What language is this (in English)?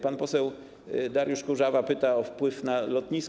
Polish